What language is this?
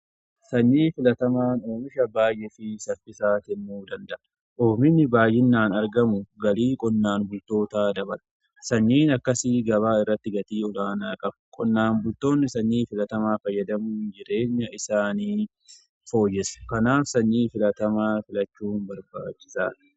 Oromo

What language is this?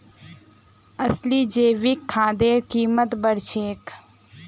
Magahi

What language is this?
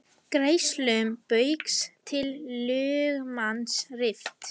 Icelandic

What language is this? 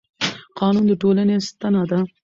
Pashto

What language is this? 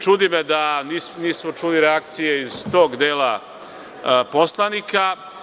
Serbian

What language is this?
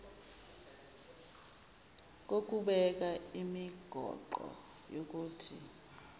Zulu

